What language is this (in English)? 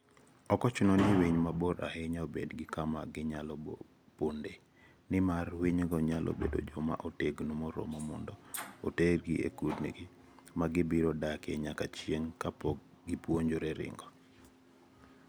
Luo (Kenya and Tanzania)